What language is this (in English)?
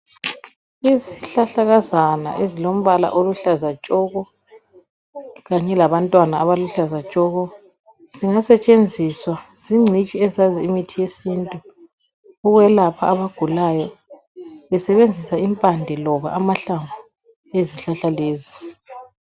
North Ndebele